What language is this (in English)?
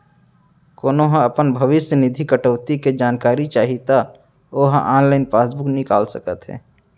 Chhattisgarhi